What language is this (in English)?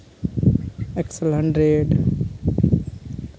Santali